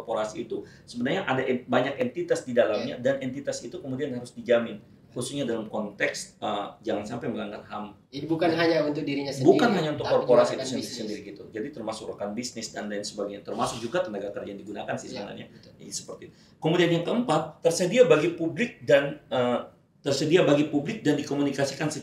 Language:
Indonesian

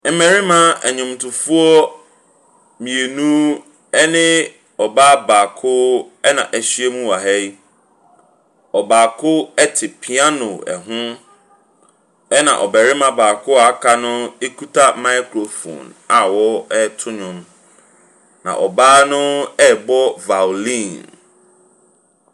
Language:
Akan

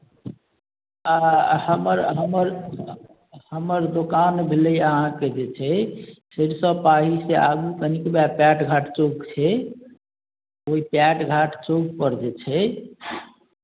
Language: Maithili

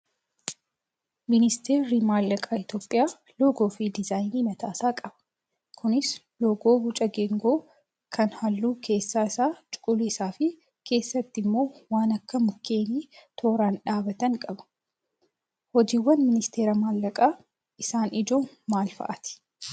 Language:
Oromo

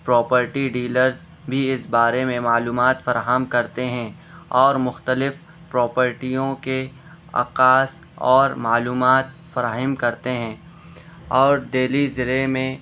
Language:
Urdu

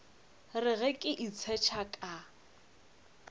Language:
Northern Sotho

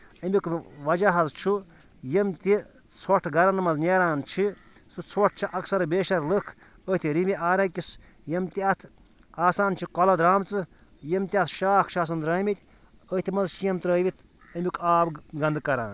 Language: Kashmiri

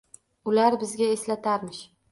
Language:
Uzbek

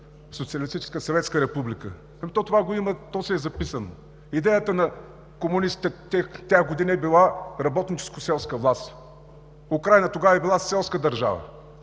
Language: Bulgarian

